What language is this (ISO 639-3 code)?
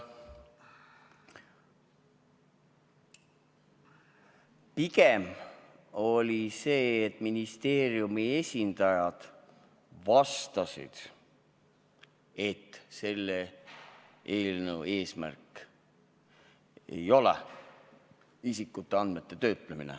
est